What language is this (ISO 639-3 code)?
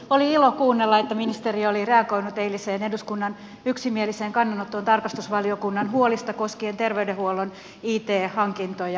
fin